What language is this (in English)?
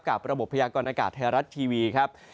Thai